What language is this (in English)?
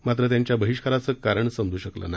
Marathi